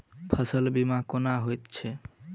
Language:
Maithili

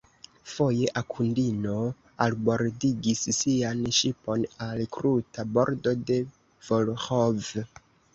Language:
Esperanto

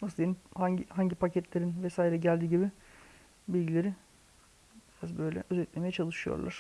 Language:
Turkish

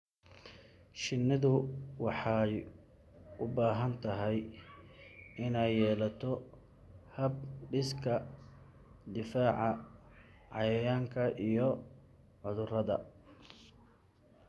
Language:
Somali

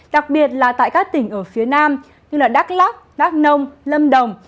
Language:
Vietnamese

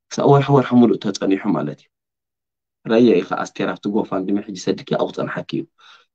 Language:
Arabic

